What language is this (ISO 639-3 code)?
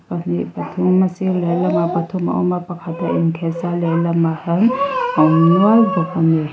lus